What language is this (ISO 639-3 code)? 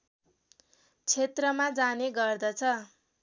nep